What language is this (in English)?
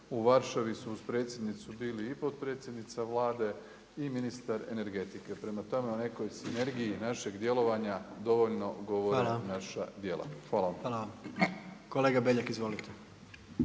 Croatian